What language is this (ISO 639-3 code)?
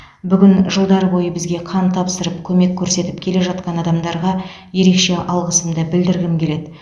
kaz